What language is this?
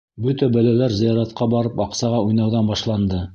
Bashkir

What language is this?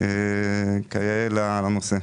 Hebrew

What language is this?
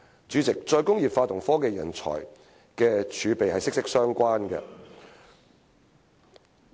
Cantonese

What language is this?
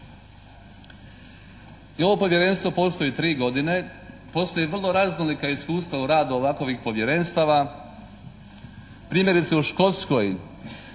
Croatian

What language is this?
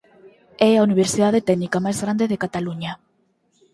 Galician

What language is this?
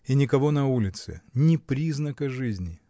Russian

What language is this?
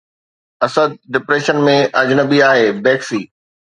Sindhi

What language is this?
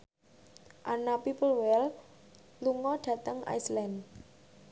Javanese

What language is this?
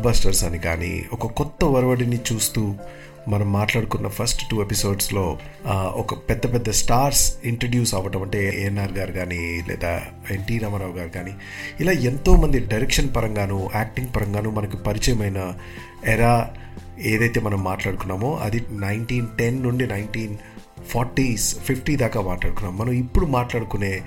Telugu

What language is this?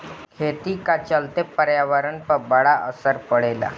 Bhojpuri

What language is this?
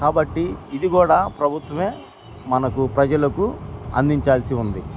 Telugu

